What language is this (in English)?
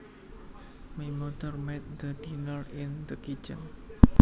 Javanese